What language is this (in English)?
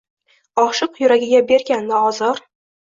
Uzbek